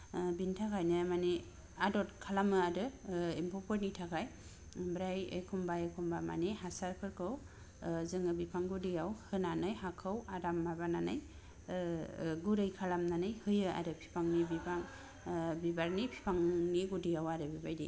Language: Bodo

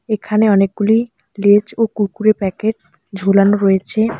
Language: Bangla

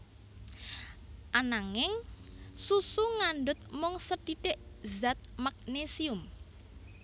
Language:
Javanese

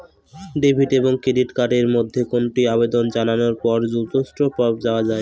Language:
Bangla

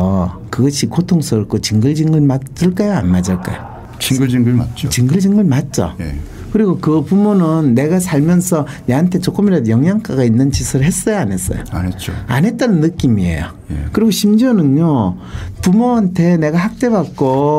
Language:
Korean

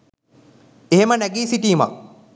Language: Sinhala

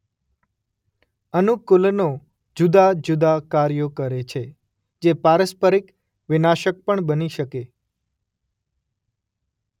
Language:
Gujarati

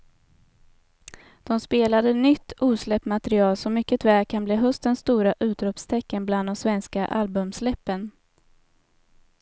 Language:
Swedish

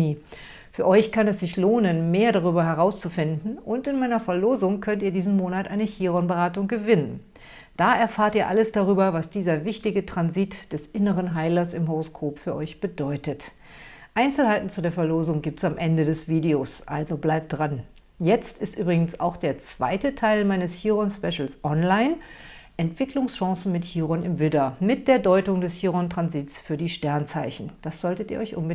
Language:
German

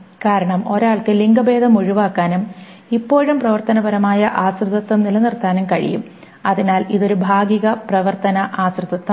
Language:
Malayalam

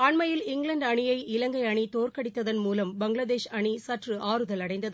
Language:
Tamil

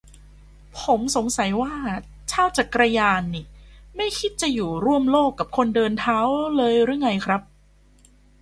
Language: Thai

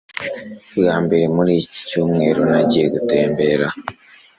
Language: Kinyarwanda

